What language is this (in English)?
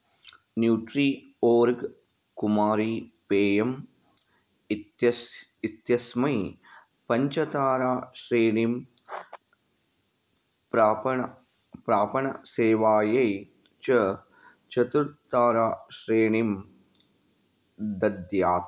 Sanskrit